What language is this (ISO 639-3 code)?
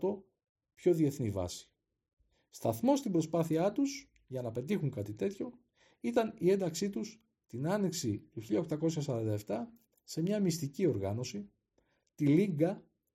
ell